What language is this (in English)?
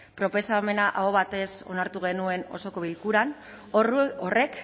Basque